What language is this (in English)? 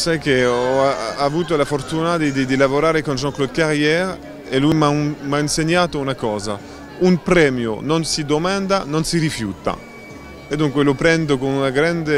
Italian